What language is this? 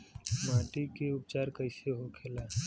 Bhojpuri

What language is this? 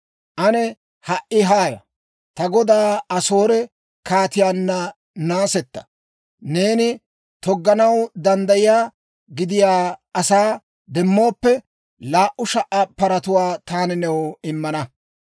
Dawro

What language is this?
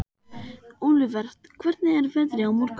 Icelandic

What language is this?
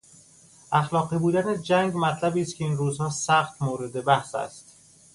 Persian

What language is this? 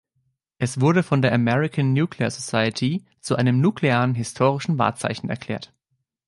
German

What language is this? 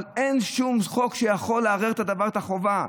Hebrew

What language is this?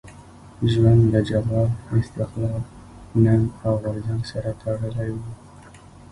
Pashto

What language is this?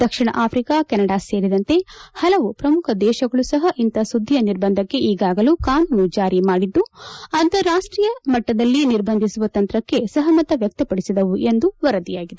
Kannada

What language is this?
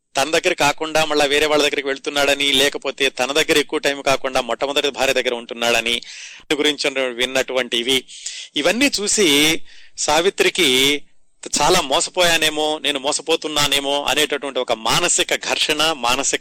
Telugu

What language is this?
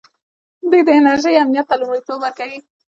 Pashto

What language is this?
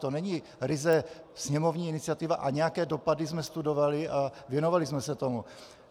Czech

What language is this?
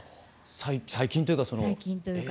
Japanese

